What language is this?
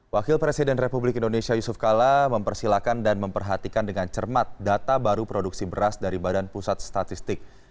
Indonesian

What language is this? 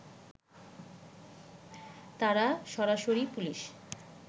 Bangla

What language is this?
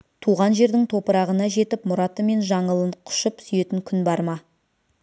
Kazakh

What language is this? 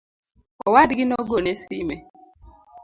Luo (Kenya and Tanzania)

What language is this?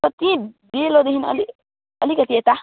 Nepali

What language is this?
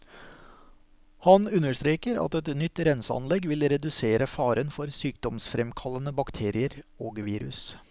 Norwegian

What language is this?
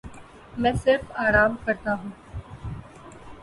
Urdu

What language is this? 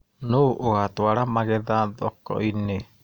Kikuyu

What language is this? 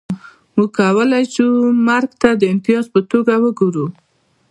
Pashto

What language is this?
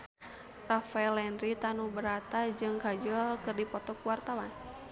Sundanese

